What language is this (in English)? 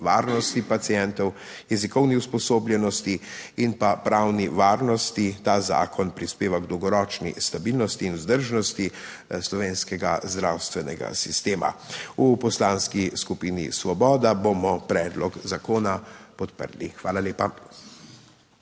Slovenian